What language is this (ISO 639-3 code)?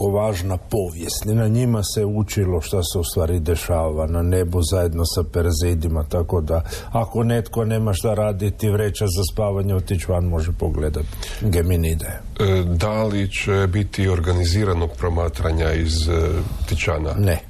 hrv